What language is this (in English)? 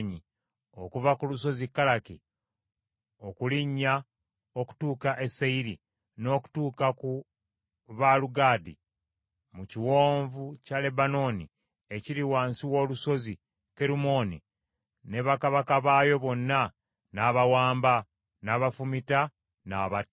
Ganda